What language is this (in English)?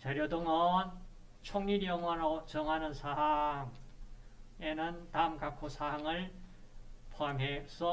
Korean